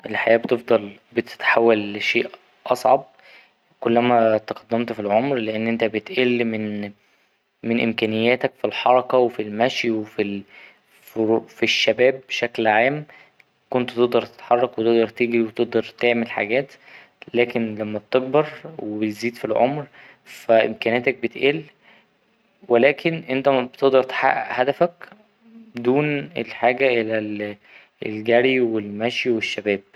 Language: Egyptian Arabic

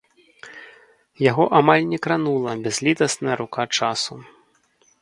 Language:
Belarusian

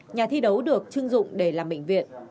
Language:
Vietnamese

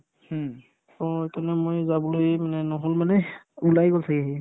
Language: Assamese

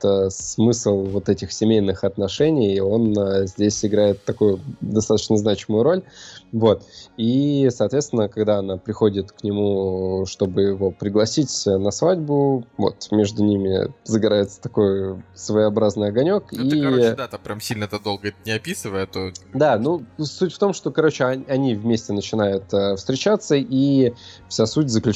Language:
Russian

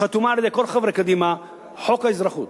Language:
Hebrew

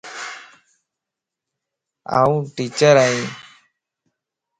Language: Lasi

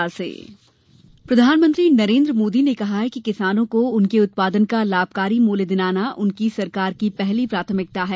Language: Hindi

